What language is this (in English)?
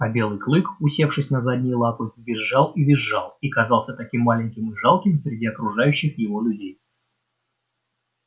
Russian